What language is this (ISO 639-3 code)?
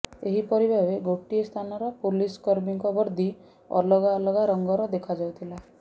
ori